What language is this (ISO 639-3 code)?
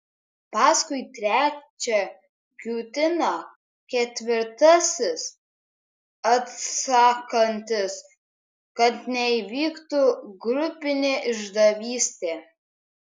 lit